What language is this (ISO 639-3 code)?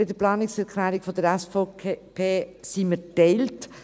gsw